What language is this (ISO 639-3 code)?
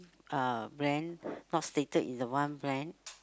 eng